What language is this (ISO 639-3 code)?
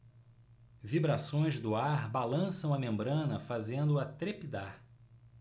por